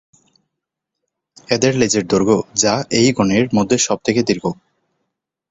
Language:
Bangla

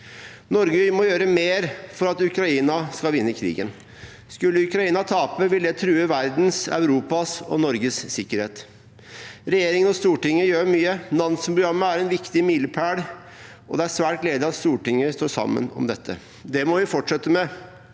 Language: Norwegian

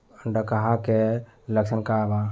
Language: Bhojpuri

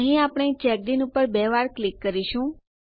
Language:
Gujarati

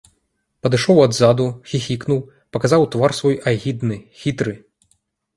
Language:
Belarusian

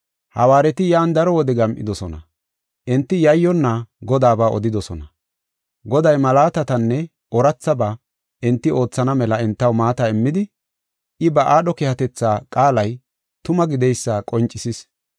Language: Gofa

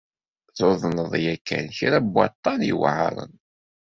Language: Kabyle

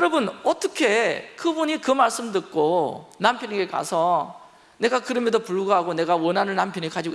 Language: Korean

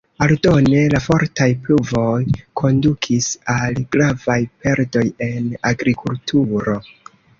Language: Esperanto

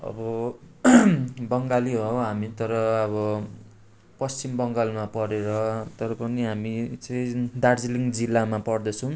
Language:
Nepali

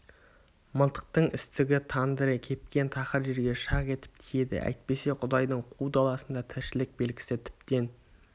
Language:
Kazakh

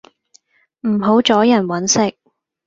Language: Cantonese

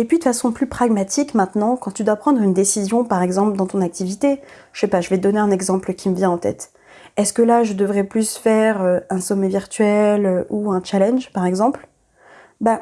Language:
French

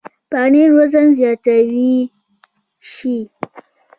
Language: Pashto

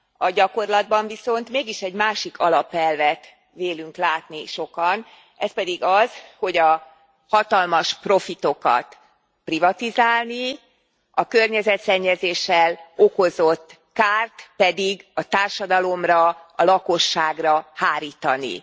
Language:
Hungarian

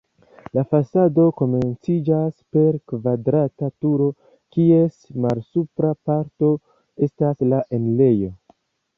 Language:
Esperanto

